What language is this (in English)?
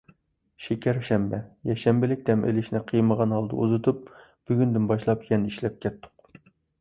Uyghur